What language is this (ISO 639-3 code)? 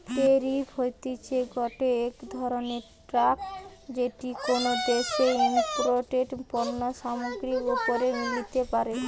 ben